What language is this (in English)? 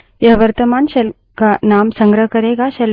Hindi